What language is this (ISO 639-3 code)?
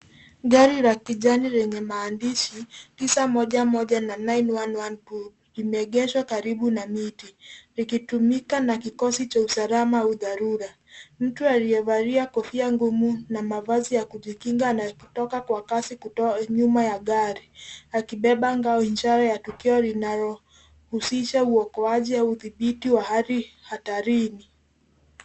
swa